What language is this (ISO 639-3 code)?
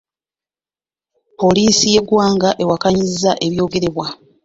lug